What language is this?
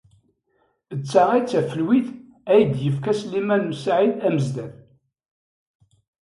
Kabyle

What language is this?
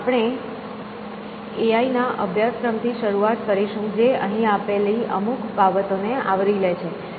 Gujarati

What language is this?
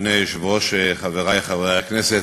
Hebrew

